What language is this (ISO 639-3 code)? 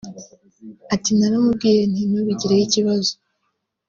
kin